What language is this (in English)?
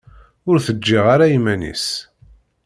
Kabyle